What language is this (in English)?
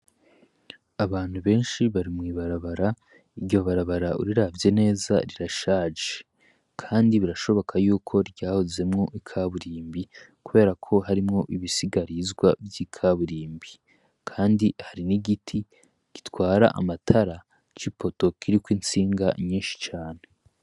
Rundi